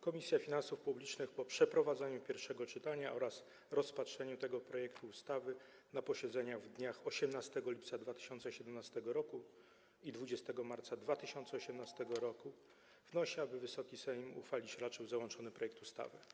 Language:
Polish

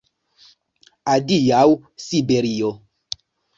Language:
Esperanto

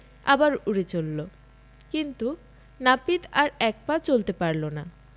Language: Bangla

